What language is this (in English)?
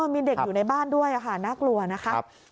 Thai